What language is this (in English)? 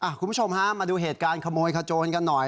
Thai